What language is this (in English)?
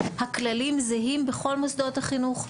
Hebrew